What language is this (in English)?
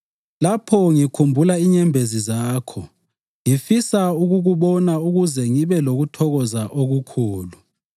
North Ndebele